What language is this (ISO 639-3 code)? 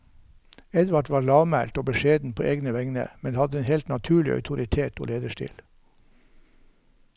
nor